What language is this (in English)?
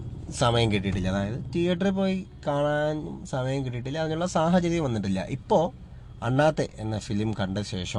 Malayalam